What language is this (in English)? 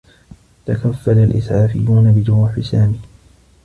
Arabic